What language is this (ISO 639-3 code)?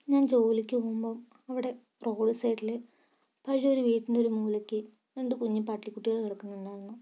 mal